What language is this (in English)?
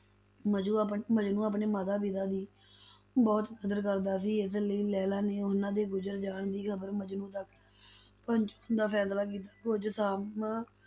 Punjabi